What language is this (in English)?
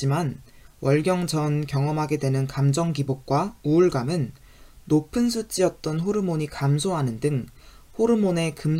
Korean